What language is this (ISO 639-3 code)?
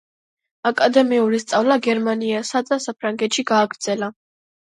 kat